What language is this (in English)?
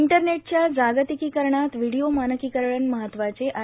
Marathi